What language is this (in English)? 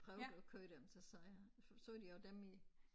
Danish